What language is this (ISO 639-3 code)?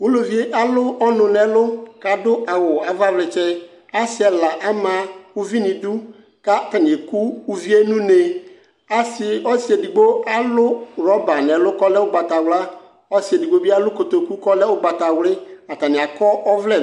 kpo